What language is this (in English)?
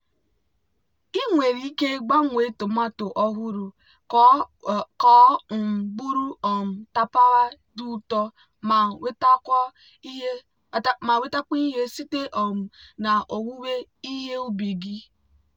Igbo